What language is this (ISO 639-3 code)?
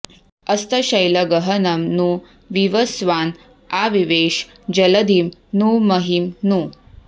san